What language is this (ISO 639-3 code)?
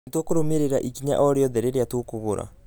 kik